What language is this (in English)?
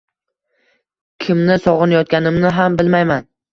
Uzbek